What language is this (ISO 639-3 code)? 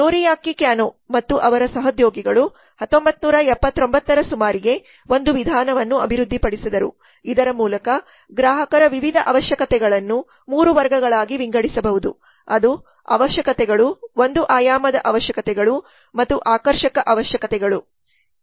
kan